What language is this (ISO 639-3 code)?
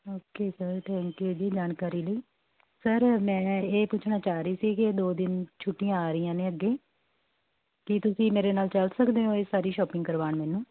pan